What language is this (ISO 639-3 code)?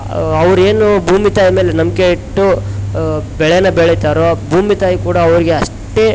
kan